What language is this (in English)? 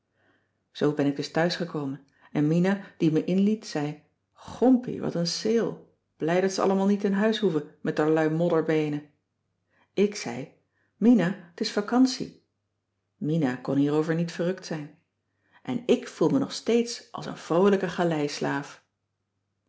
Dutch